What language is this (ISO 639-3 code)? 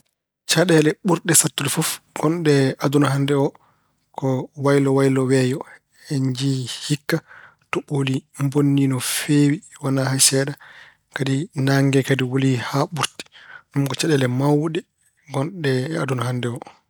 ful